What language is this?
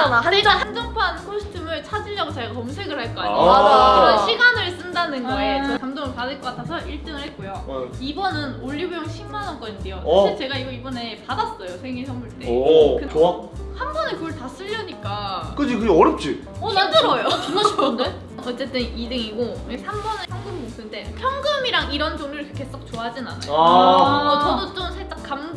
Korean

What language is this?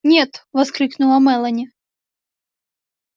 Russian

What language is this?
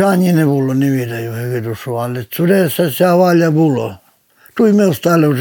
Ukrainian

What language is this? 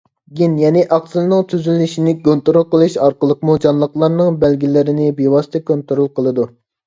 Uyghur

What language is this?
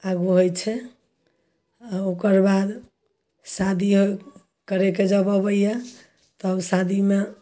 Maithili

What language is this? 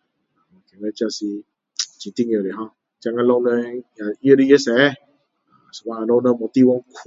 Min Dong Chinese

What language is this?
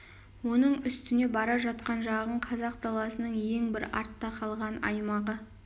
Kazakh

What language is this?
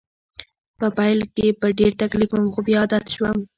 Pashto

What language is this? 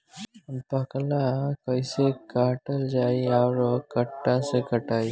Bhojpuri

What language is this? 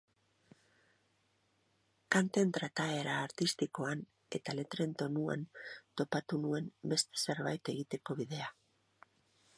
Basque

